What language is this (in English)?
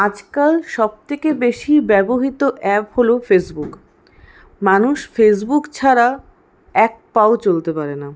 Bangla